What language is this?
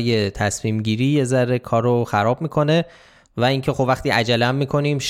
Persian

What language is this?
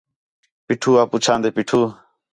Khetrani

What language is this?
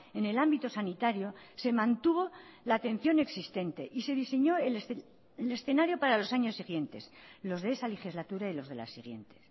Spanish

